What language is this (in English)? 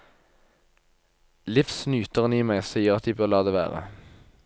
Norwegian